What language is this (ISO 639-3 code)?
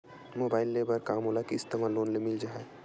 hne